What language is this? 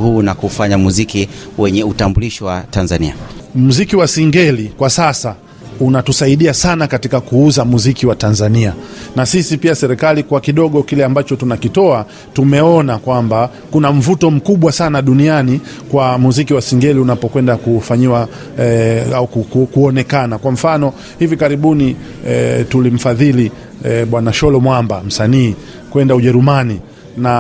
Swahili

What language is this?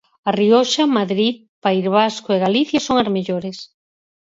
Galician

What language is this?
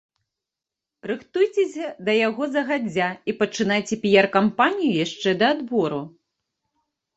Belarusian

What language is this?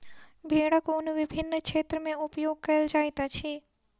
Maithili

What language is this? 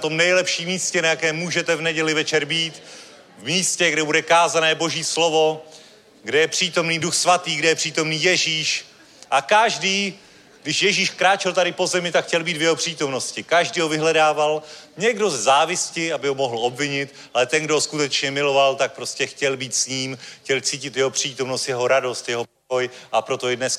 Czech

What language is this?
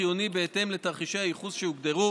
Hebrew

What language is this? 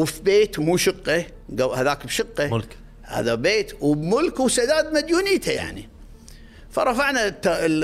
Arabic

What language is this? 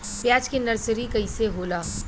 Bhojpuri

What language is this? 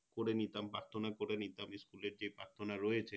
Bangla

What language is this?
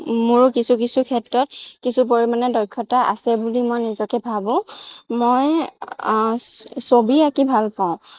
Assamese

